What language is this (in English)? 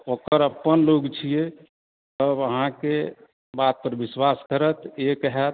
Maithili